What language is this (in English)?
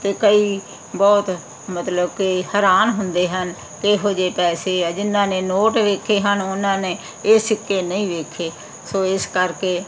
Punjabi